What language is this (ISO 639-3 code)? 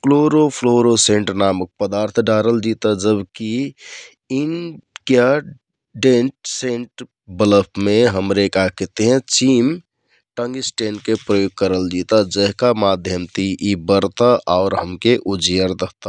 tkt